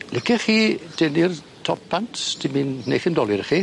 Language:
Welsh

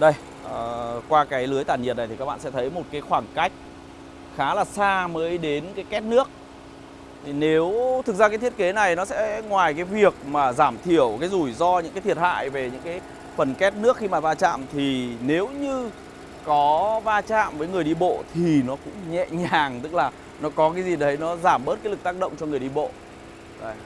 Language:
Vietnamese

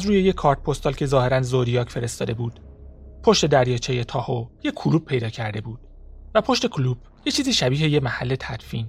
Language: Persian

